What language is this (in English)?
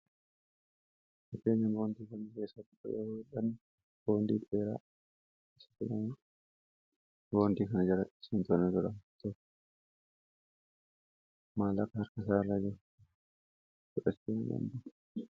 Oromo